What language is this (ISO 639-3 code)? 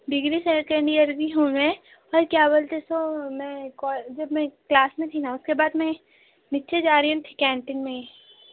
urd